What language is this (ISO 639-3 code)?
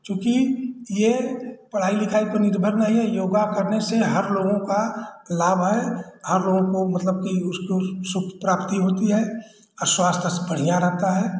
hin